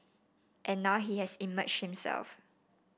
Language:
English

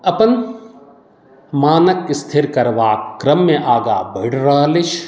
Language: Maithili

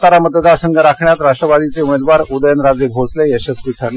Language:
Marathi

